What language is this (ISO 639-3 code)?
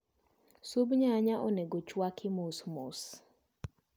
luo